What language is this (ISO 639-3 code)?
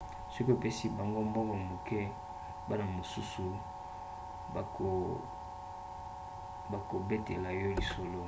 lin